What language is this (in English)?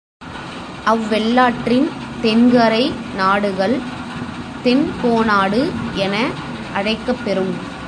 Tamil